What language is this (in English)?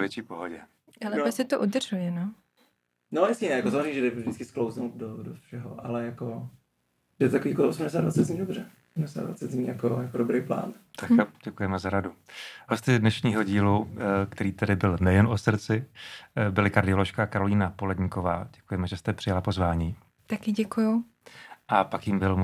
Czech